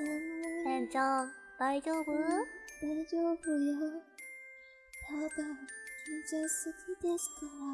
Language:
Japanese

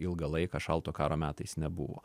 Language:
Lithuanian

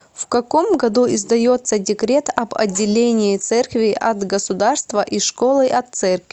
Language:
Russian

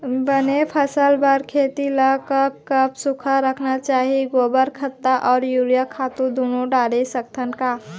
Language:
Chhattisgarhi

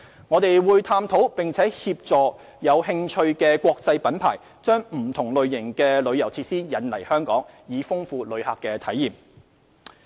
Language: Cantonese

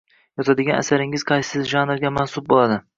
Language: Uzbek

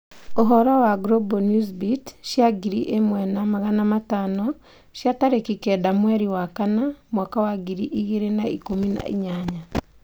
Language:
Kikuyu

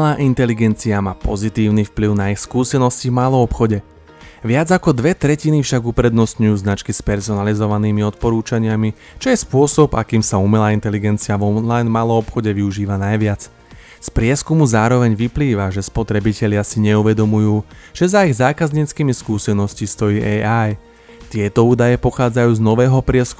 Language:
Slovak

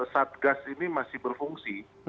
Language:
Indonesian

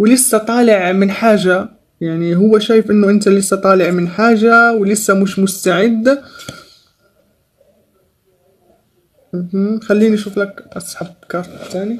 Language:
Arabic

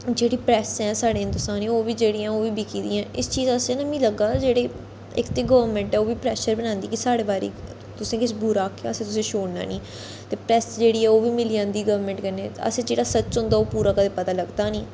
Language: Dogri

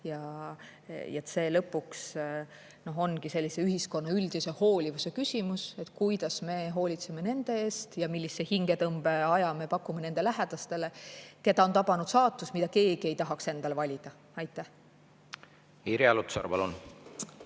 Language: Estonian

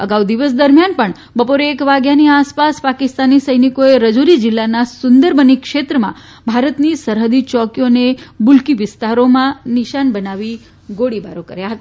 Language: Gujarati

